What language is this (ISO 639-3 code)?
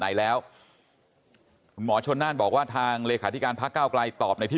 tha